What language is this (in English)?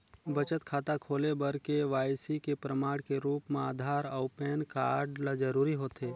Chhattisgarhi